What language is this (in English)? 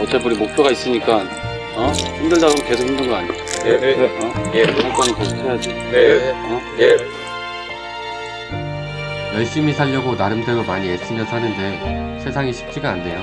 Korean